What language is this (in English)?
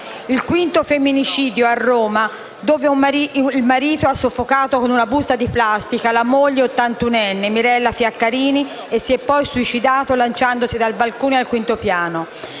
Italian